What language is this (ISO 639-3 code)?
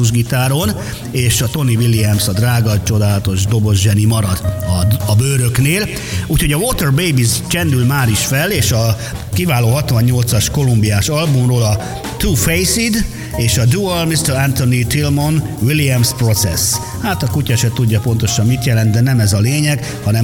hun